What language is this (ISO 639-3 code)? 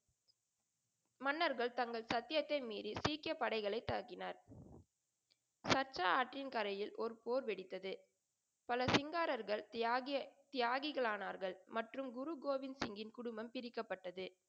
tam